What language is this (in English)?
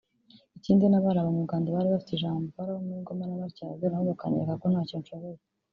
Kinyarwanda